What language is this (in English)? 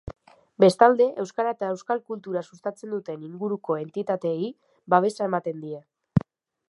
Basque